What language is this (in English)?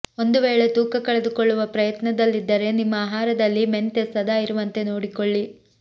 Kannada